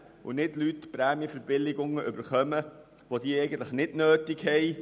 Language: Swiss German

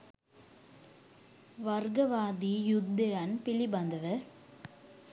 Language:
Sinhala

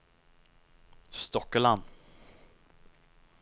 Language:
Norwegian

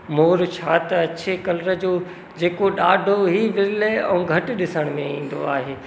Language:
Sindhi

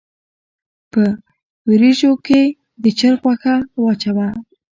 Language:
Pashto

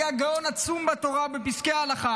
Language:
Hebrew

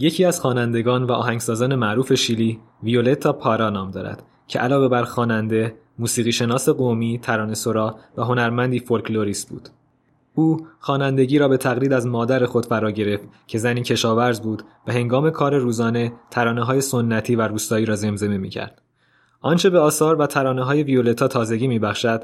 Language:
Persian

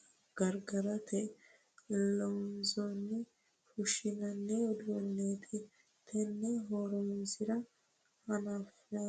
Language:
Sidamo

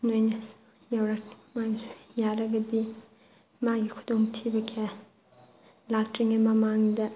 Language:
Manipuri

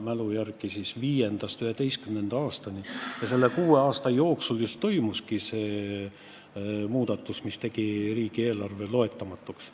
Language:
Estonian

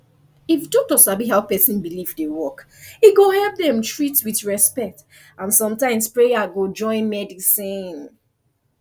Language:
Nigerian Pidgin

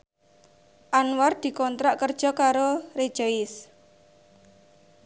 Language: Javanese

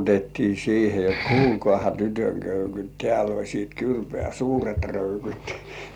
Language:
Finnish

